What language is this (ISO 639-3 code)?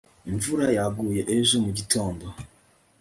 kin